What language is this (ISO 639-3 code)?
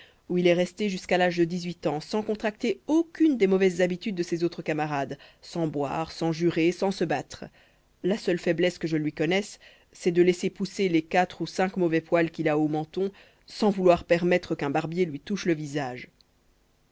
fra